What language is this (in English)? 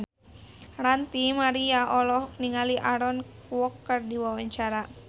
Sundanese